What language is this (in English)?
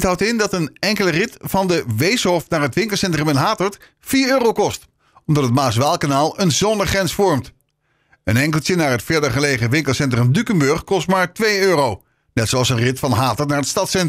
Dutch